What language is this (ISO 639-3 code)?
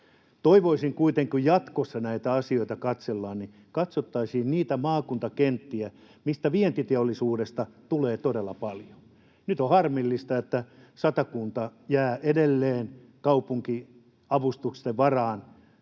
fin